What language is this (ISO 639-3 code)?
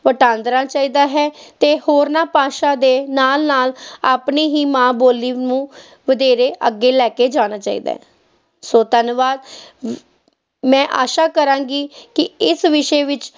pan